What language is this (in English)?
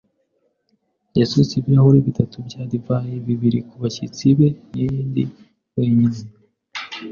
Kinyarwanda